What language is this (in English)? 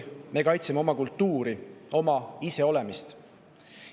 Estonian